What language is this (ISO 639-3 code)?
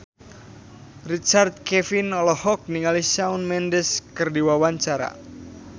sun